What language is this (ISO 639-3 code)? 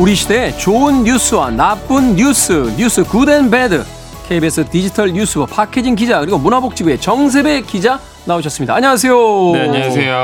kor